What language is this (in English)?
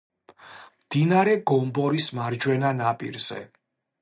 Georgian